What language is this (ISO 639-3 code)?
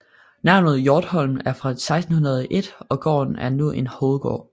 dan